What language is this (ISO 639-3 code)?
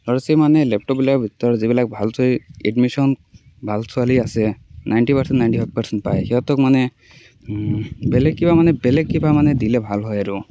asm